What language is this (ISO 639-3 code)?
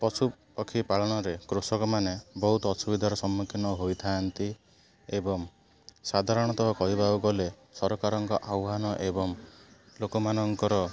ori